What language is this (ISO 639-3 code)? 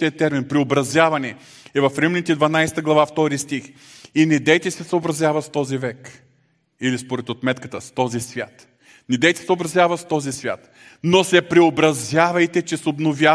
bul